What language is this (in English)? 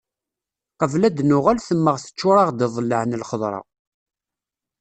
Kabyle